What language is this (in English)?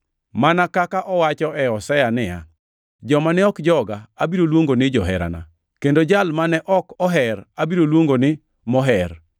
Luo (Kenya and Tanzania)